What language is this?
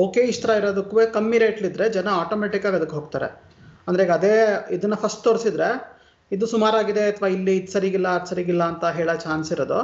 Kannada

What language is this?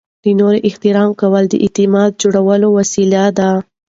Pashto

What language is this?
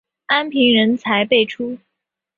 Chinese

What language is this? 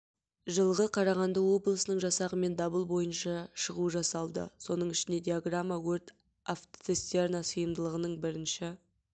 Kazakh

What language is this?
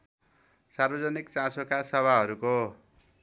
Nepali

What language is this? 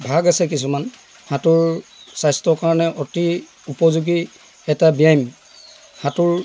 Assamese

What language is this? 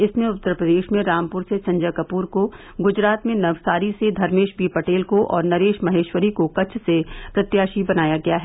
Hindi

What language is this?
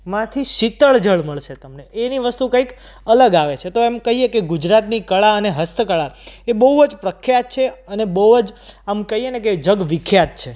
Gujarati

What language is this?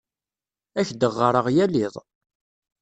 Kabyle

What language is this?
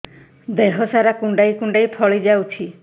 Odia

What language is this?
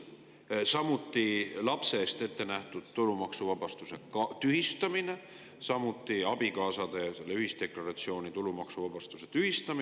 Estonian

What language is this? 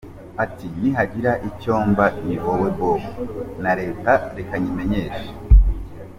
Kinyarwanda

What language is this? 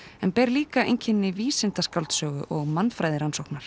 Icelandic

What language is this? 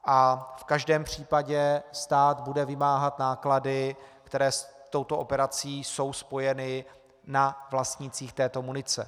Czech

